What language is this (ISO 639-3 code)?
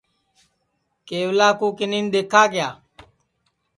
ssi